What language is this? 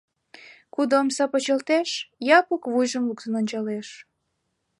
Mari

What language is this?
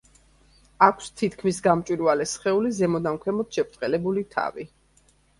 Georgian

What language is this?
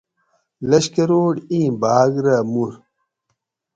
Gawri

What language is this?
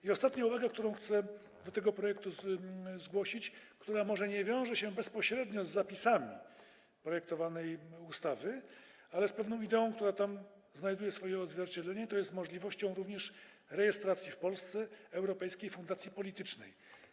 Polish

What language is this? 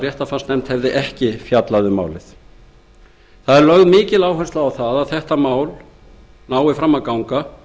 Icelandic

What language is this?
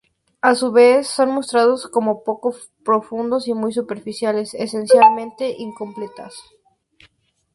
Spanish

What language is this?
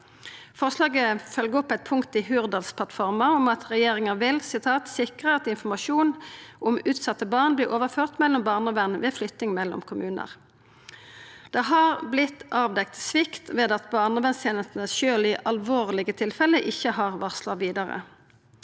Norwegian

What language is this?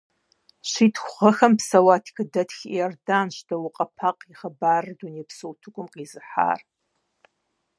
Kabardian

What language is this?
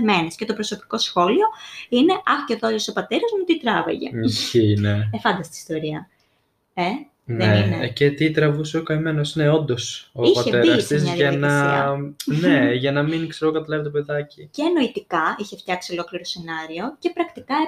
Greek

